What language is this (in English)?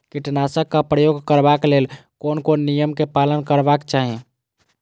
Maithili